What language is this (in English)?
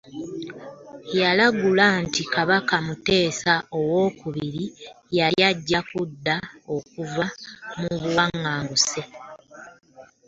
Ganda